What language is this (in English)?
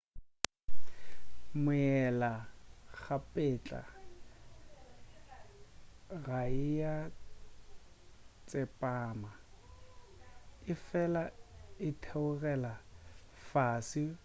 Northern Sotho